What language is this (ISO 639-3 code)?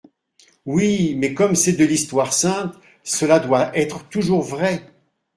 fra